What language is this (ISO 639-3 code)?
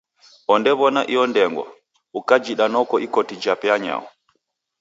dav